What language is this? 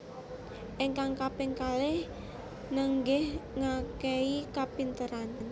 Javanese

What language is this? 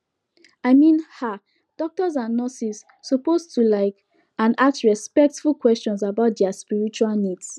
Nigerian Pidgin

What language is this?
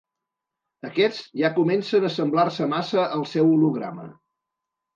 Catalan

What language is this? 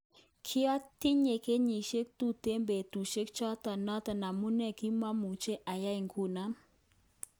Kalenjin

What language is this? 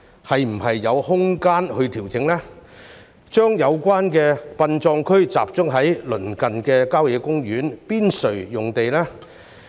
Cantonese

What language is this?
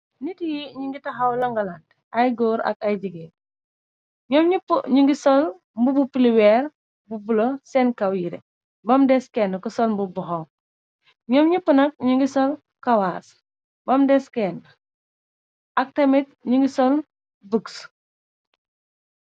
Wolof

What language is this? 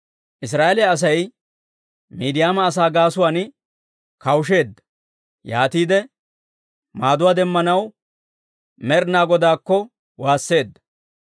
Dawro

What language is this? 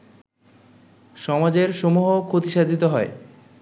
Bangla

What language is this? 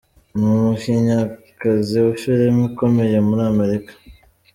Kinyarwanda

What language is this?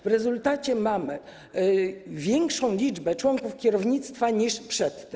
Polish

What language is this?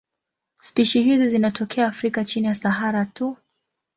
Swahili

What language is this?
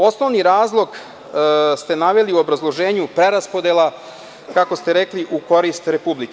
Serbian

